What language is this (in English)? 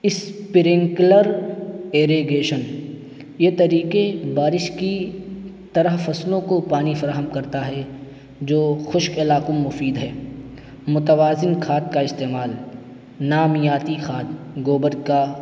Urdu